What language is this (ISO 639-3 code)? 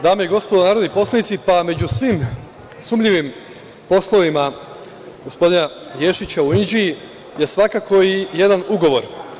srp